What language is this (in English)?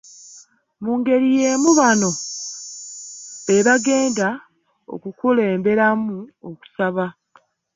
Ganda